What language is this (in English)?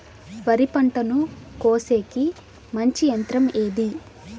Telugu